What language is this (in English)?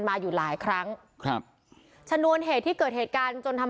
Thai